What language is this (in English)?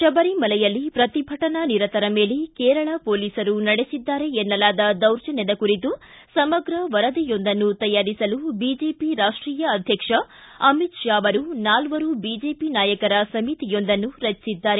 Kannada